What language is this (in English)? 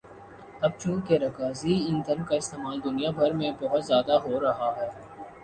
Urdu